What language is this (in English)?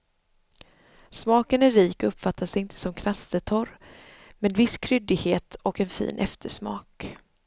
Swedish